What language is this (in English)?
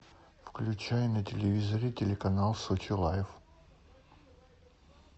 Russian